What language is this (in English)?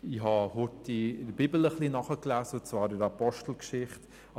Swiss German